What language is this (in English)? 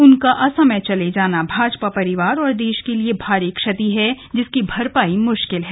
Hindi